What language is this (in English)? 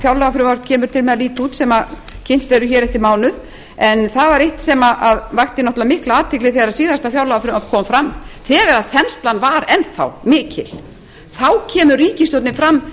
Icelandic